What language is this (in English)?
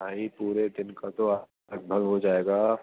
Urdu